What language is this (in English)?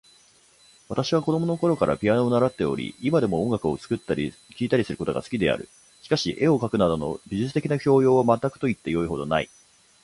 Japanese